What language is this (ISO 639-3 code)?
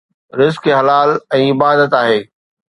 snd